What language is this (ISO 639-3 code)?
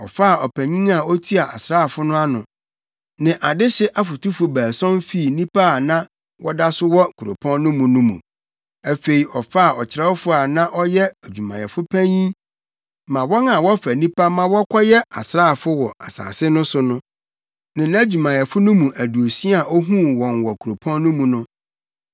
aka